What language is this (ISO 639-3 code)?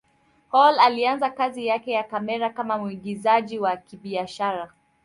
swa